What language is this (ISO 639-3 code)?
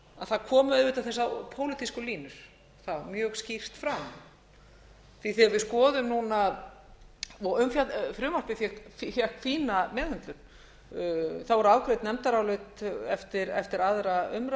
isl